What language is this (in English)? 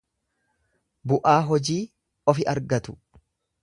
Oromo